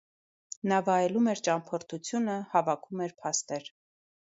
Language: Armenian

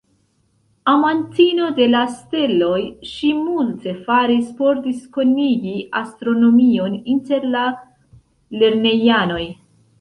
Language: Esperanto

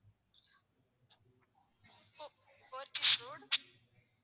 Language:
Tamil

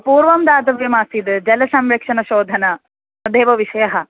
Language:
Sanskrit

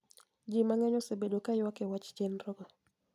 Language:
Luo (Kenya and Tanzania)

